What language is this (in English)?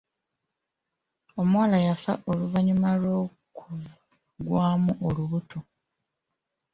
Ganda